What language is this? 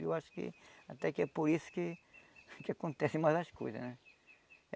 Portuguese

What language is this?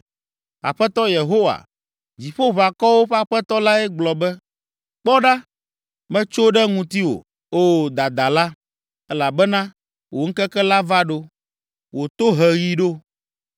Ewe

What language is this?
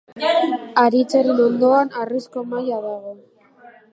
Basque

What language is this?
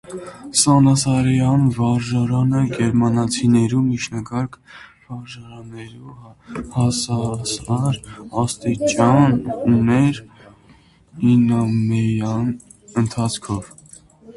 Armenian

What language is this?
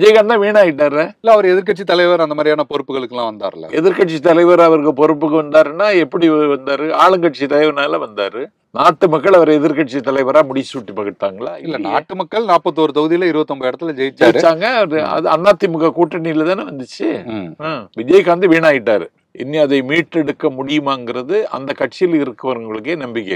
Arabic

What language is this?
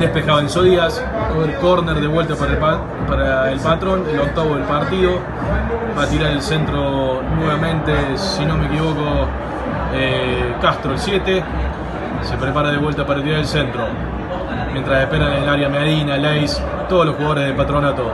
Spanish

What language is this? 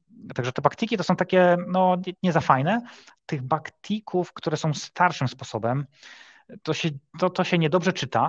Polish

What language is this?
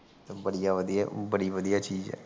Punjabi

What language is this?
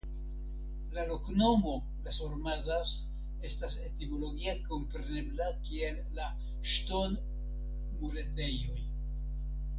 Esperanto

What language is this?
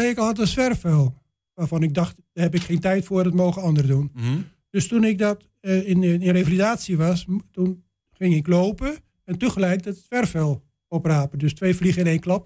Dutch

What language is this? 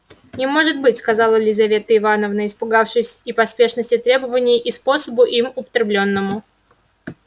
Russian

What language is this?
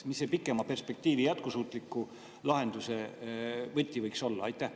Estonian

